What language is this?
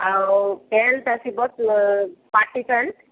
Odia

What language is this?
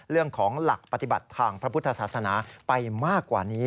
Thai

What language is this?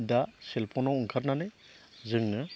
Bodo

